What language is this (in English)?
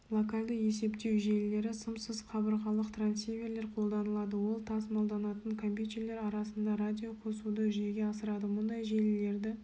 Kazakh